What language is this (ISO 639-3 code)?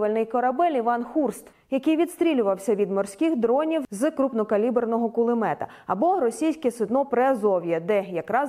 ukr